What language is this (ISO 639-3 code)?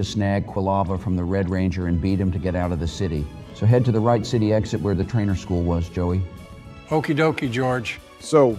eng